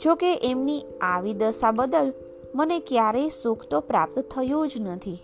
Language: Gujarati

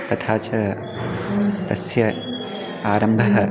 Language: Sanskrit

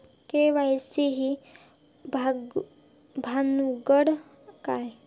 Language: Marathi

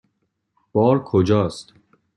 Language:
Persian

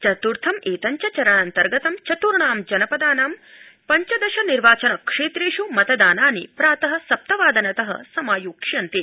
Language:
Sanskrit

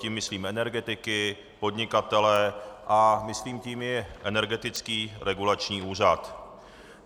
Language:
Czech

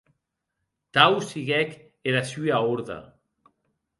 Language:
Occitan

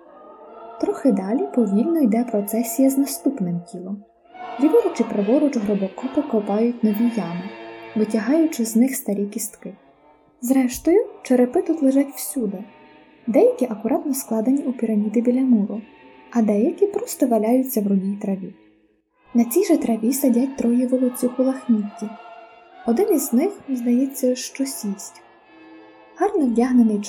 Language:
Ukrainian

